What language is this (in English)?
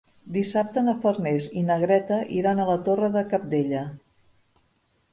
Catalan